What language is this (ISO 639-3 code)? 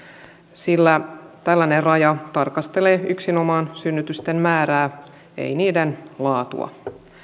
fin